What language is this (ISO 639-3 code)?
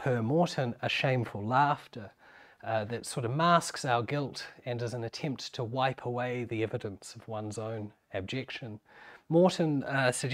eng